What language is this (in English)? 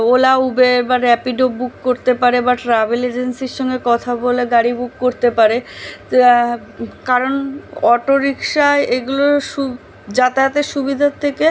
Bangla